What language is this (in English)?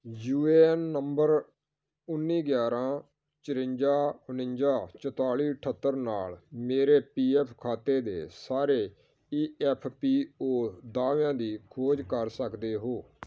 Punjabi